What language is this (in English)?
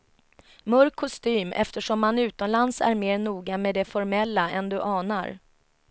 Swedish